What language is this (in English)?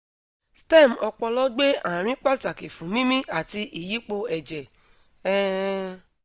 Yoruba